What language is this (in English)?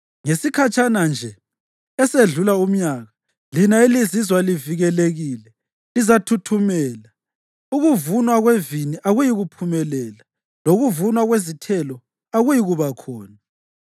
North Ndebele